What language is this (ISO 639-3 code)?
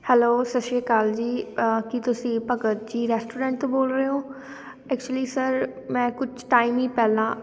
pan